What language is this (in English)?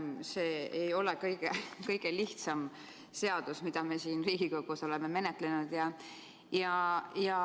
Estonian